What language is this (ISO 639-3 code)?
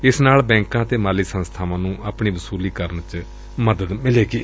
pan